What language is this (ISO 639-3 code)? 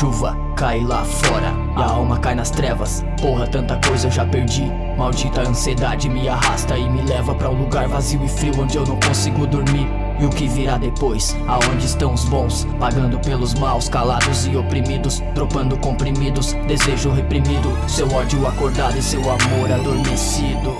por